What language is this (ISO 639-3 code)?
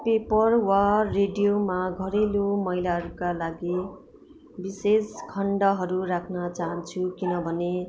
nep